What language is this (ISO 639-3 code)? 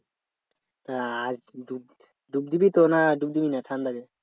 ben